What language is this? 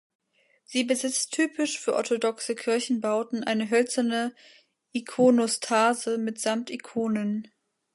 German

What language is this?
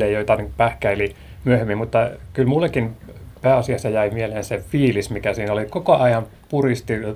Finnish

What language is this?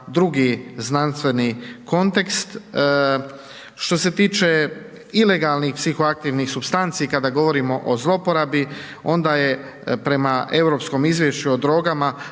Croatian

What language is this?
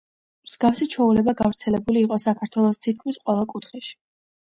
Georgian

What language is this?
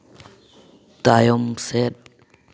Santali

